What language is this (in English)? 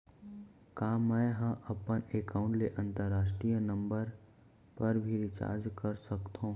Chhattisgarhi